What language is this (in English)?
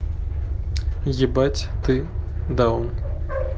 Russian